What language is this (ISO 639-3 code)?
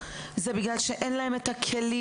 heb